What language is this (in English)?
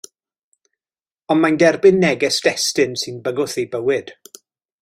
Welsh